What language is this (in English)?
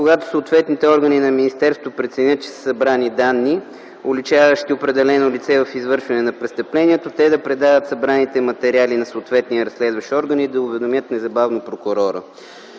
Bulgarian